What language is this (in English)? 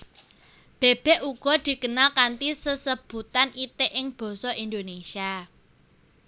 Javanese